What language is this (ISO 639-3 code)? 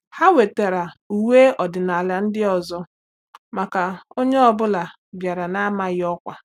ibo